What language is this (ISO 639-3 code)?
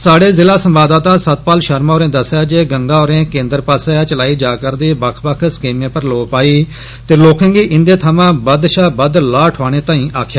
doi